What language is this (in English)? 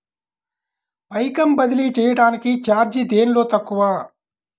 Telugu